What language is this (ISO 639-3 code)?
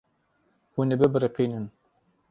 kur